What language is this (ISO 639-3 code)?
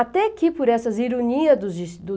por